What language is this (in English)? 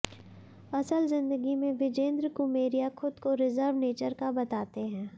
Hindi